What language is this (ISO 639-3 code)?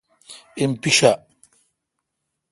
xka